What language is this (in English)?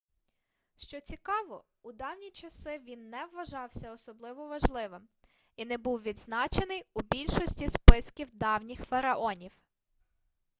Ukrainian